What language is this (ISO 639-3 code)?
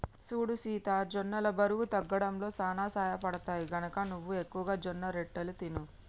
tel